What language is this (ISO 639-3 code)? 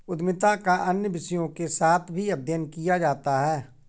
hin